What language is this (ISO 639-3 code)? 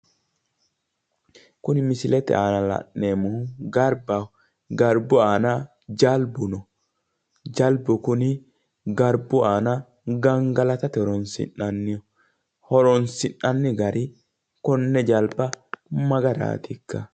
sid